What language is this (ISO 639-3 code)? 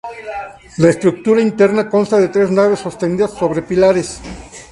spa